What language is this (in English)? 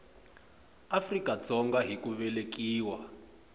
Tsonga